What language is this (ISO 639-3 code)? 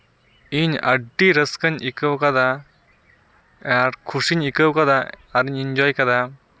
sat